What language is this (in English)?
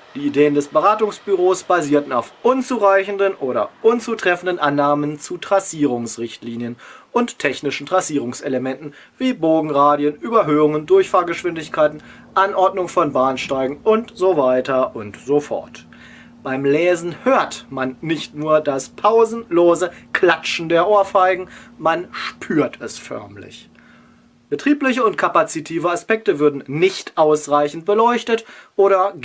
German